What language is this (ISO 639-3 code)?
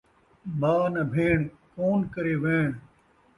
skr